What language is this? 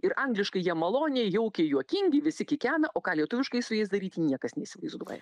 Lithuanian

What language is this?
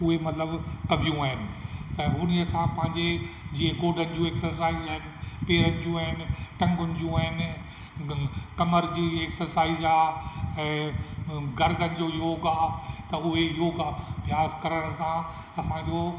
Sindhi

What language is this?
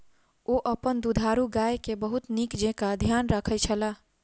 Maithili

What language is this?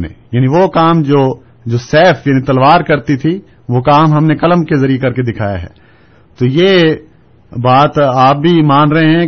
Urdu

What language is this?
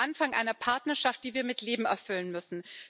German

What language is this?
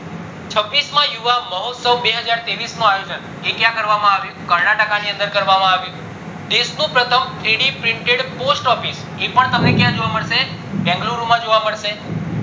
Gujarati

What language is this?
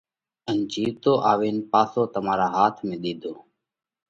Parkari Koli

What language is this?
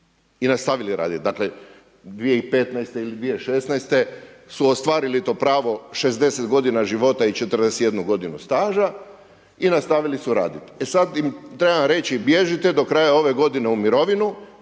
Croatian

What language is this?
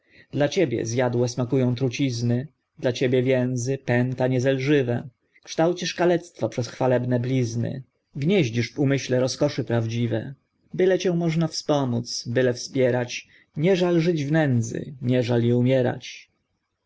Polish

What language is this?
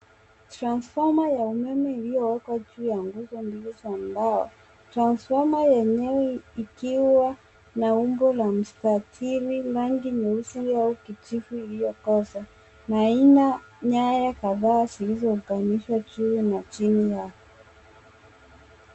Swahili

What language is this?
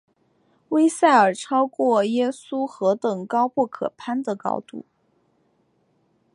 Chinese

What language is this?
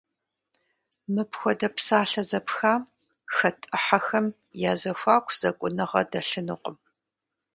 Kabardian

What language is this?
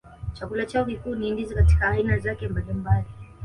Swahili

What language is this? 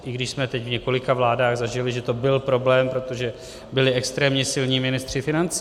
Czech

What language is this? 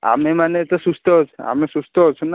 Odia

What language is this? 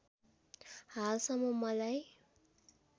Nepali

